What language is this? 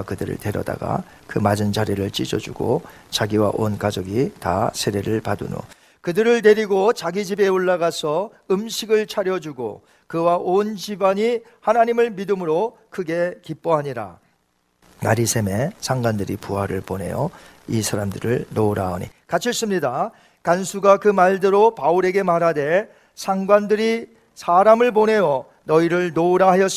Korean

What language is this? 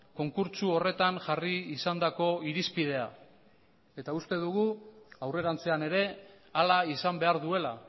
Basque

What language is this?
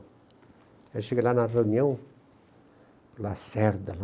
Portuguese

